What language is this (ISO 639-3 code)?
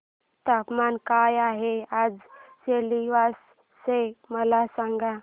mar